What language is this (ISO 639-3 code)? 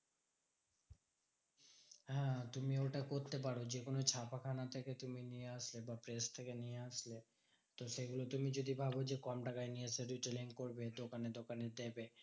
ben